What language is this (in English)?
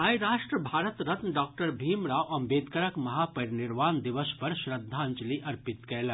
Maithili